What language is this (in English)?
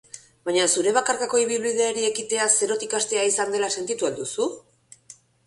Basque